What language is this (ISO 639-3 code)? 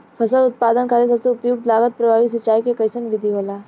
bho